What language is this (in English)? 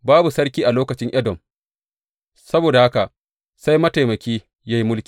Hausa